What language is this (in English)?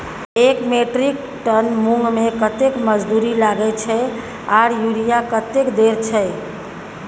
Maithili